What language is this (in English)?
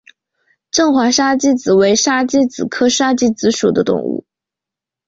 Chinese